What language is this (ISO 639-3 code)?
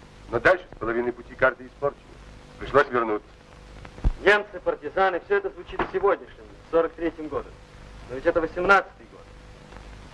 rus